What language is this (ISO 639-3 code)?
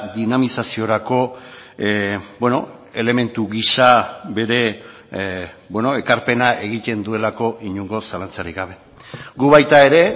eus